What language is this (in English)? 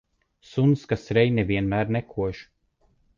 Latvian